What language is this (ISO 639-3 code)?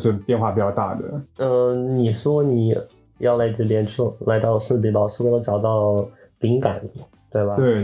zho